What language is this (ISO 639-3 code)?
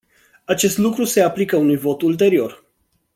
ron